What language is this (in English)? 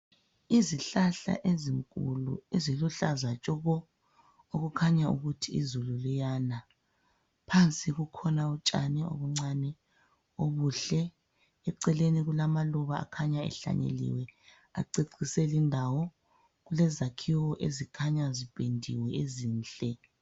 North Ndebele